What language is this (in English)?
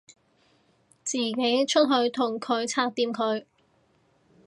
Cantonese